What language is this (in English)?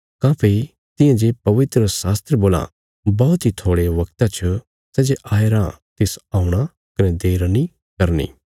Bilaspuri